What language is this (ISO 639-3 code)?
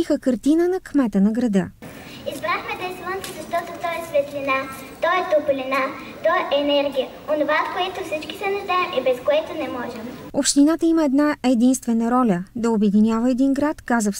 bul